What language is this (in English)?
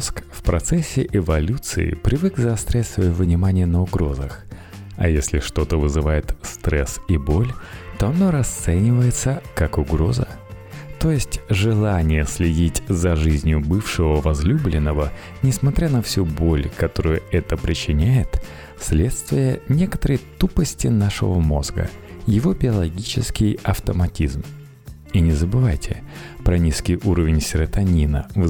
Russian